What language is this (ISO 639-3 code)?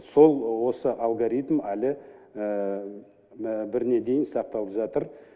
kaz